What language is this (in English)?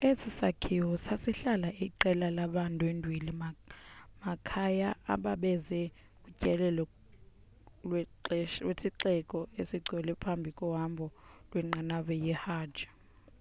Xhosa